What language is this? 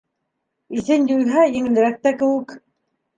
Bashkir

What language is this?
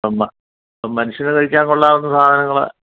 Malayalam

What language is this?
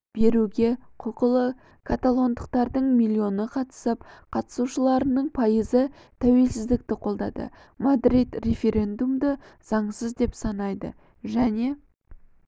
Kazakh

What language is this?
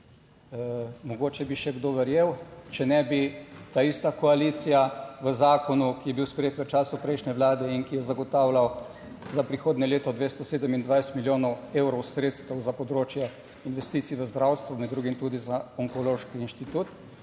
Slovenian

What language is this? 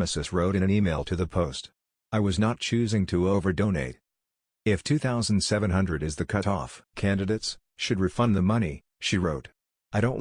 English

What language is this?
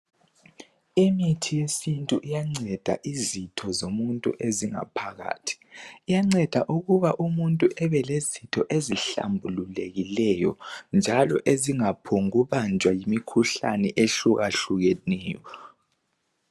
North Ndebele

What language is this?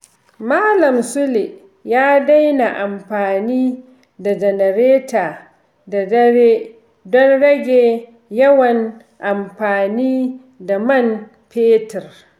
Hausa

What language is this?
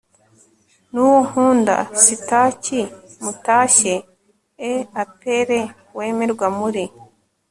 Kinyarwanda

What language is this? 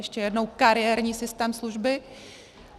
Czech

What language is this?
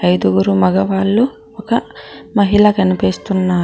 Telugu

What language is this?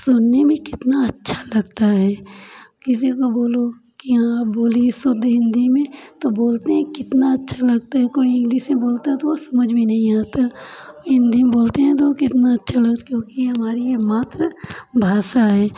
Hindi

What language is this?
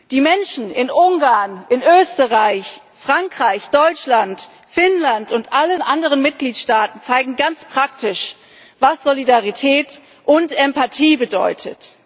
German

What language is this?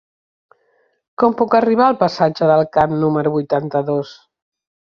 Catalan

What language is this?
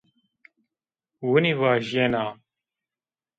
Zaza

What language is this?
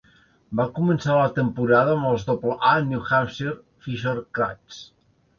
Catalan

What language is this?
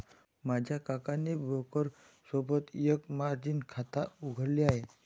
Marathi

